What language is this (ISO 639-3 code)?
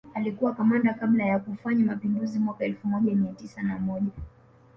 swa